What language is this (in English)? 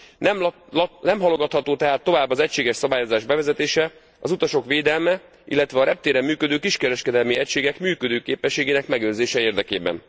Hungarian